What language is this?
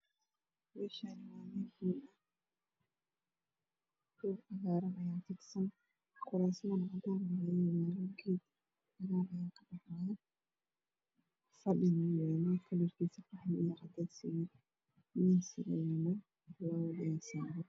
Somali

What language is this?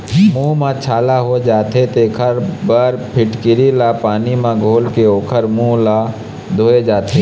Chhattisgarhi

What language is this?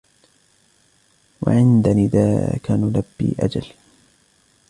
Arabic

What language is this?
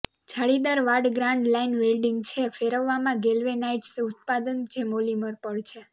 Gujarati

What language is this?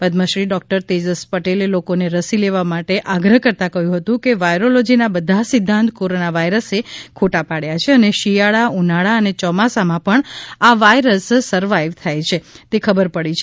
Gujarati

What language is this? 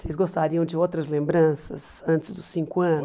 Portuguese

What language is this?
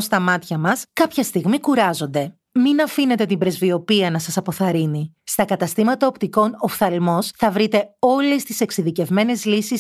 Greek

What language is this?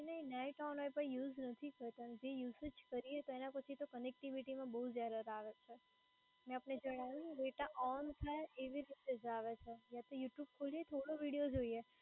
Gujarati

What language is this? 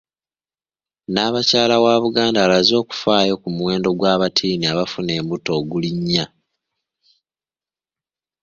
Ganda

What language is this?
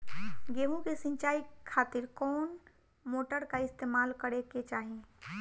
Bhojpuri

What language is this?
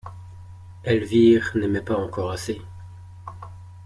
French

